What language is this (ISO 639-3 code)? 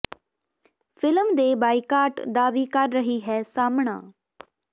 pan